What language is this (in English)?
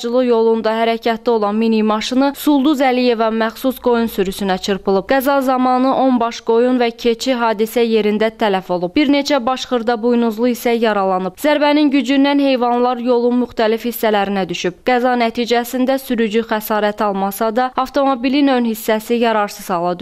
Turkish